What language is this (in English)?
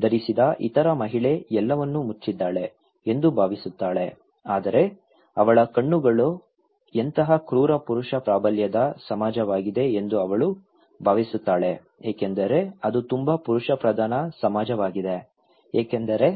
Kannada